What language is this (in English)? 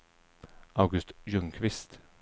Swedish